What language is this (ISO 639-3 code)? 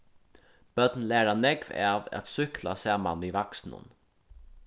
fao